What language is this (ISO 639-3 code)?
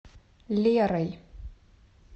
rus